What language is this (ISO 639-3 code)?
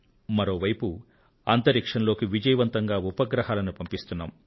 tel